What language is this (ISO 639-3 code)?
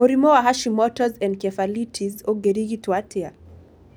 kik